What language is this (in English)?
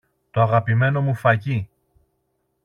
Greek